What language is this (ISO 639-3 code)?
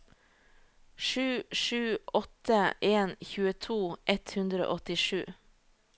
nor